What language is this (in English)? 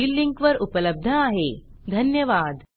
Marathi